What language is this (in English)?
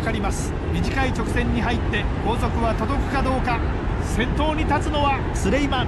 Japanese